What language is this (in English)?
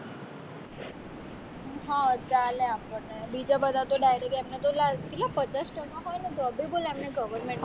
Gujarati